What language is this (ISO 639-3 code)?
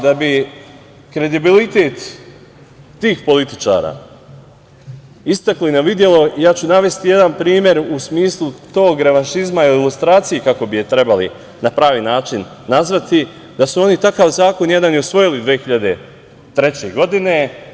srp